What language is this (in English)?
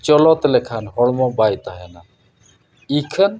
Santali